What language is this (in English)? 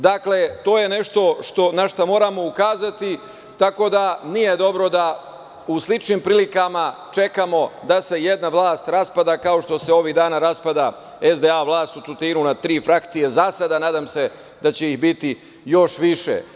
Serbian